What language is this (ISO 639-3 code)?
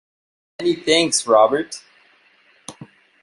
eng